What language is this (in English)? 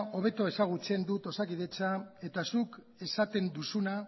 Basque